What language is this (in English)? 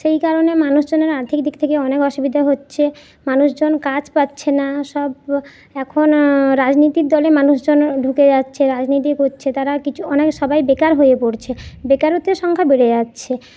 Bangla